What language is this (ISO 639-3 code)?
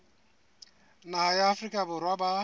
sot